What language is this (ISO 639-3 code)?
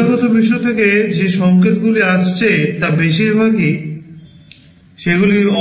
ben